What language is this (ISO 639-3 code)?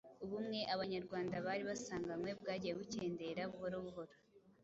kin